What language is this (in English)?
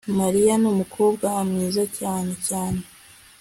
Kinyarwanda